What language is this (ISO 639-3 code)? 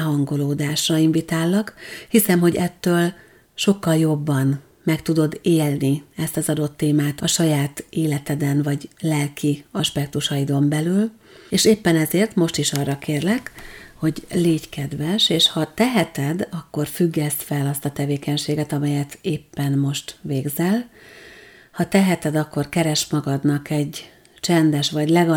hun